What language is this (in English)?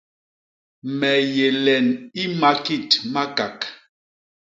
Basaa